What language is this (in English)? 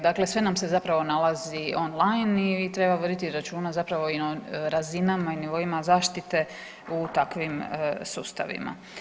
Croatian